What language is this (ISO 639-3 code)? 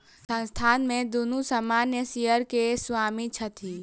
mai